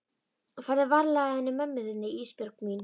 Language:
Icelandic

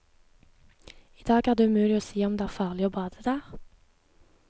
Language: Norwegian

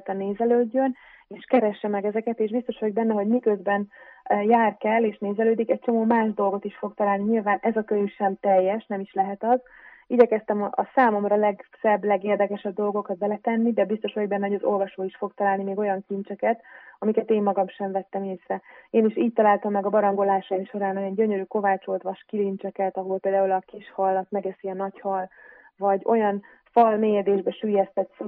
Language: Hungarian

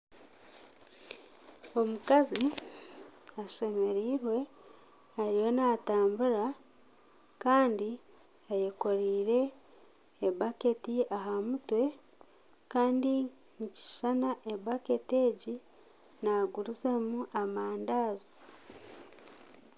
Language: Nyankole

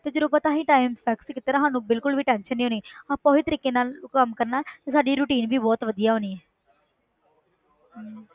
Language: Punjabi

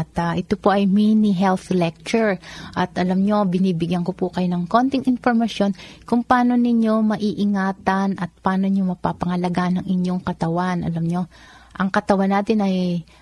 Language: Filipino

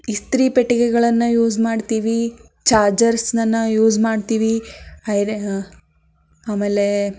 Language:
Kannada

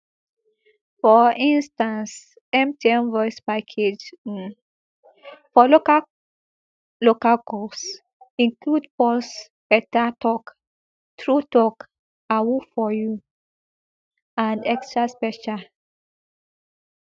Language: Nigerian Pidgin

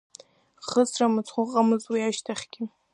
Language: Abkhazian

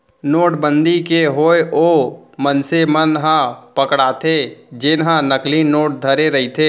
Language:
Chhattisgarhi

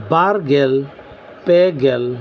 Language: Santali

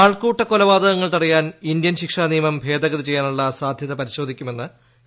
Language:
Malayalam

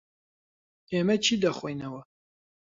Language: Central Kurdish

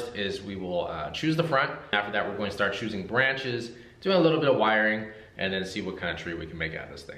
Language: English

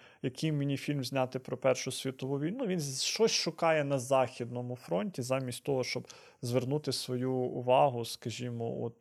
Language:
Ukrainian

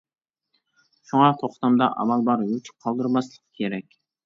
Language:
Uyghur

